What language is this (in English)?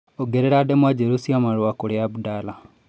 Kikuyu